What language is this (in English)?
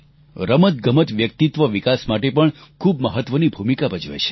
Gujarati